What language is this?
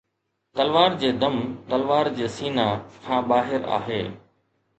Sindhi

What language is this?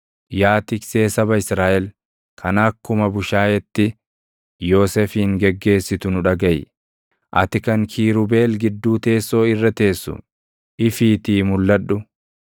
Oromo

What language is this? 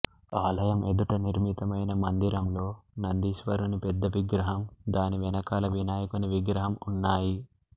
Telugu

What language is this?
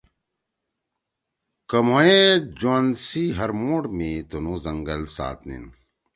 Torwali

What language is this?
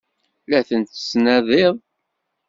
Kabyle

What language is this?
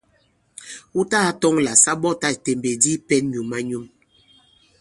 Bankon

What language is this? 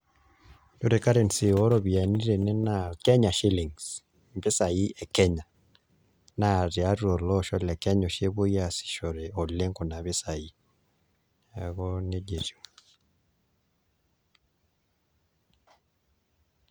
Masai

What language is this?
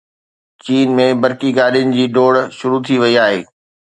Sindhi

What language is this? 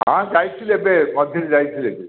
Odia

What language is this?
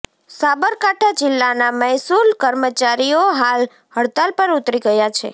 Gujarati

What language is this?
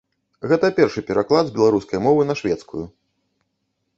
Belarusian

